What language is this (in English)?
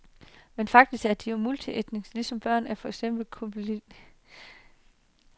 Danish